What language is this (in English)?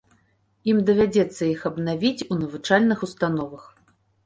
Belarusian